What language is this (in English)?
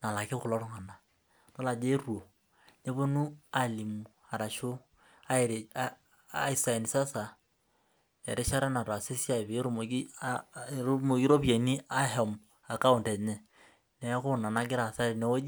Masai